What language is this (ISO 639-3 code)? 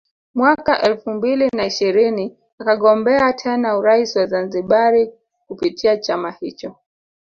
swa